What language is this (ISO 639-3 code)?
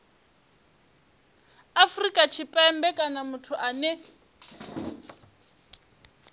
ven